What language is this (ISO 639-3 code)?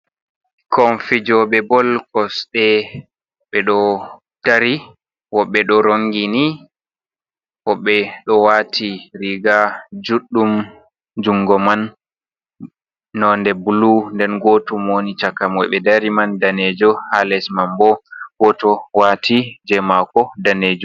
ful